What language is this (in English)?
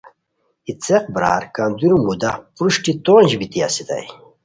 Khowar